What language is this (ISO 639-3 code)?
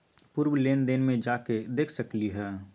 mag